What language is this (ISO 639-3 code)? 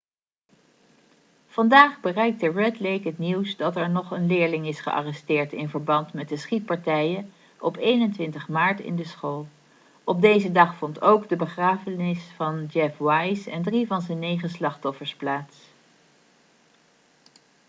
nld